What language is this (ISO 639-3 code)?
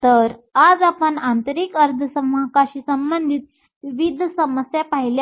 mar